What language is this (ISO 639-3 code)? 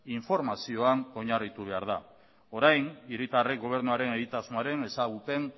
eus